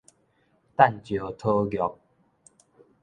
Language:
Min Nan Chinese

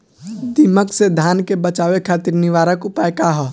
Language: Bhojpuri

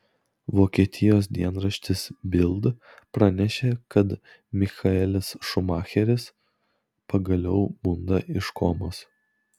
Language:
Lithuanian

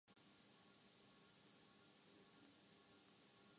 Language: Urdu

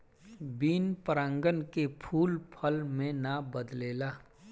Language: Bhojpuri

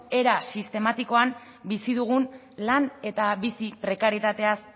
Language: Basque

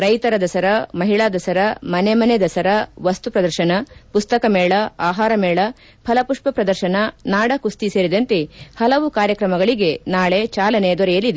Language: Kannada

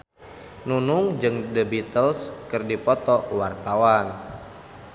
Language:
Sundanese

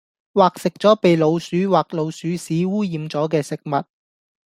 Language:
Cantonese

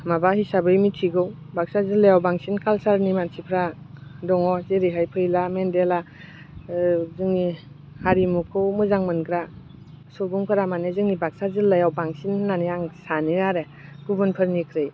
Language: Bodo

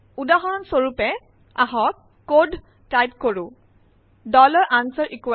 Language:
Assamese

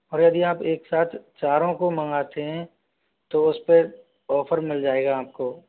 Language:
Hindi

